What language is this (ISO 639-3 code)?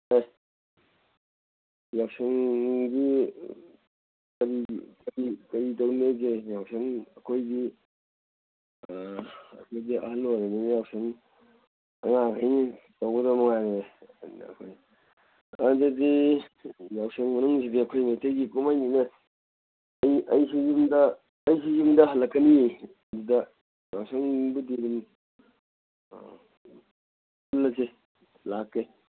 mni